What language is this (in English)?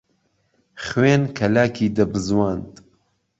Central Kurdish